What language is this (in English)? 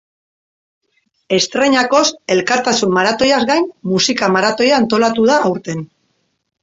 Basque